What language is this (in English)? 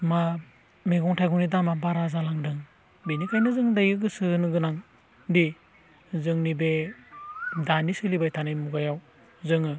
Bodo